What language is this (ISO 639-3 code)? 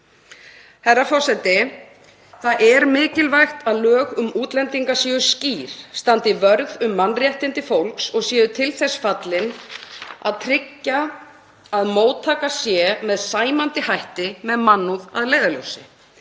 isl